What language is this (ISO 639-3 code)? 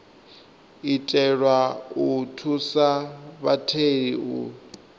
ven